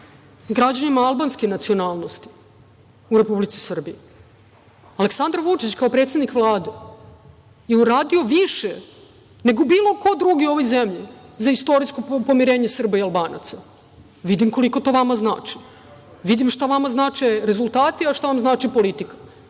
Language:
Serbian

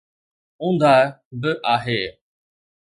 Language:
Sindhi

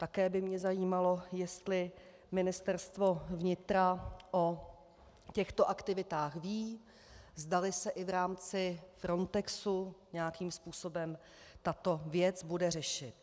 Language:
Czech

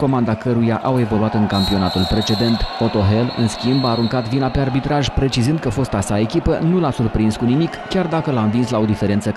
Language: Romanian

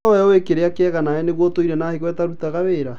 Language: Kikuyu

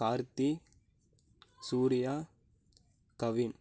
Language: Tamil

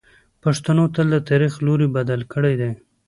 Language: Pashto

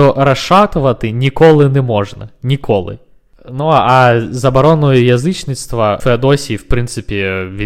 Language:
Ukrainian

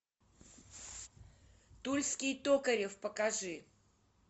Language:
Russian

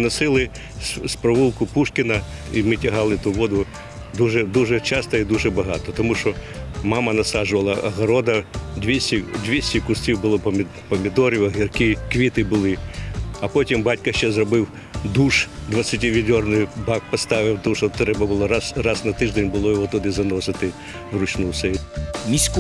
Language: Ukrainian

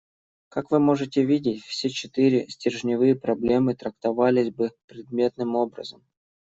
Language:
Russian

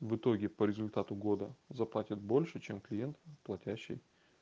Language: Russian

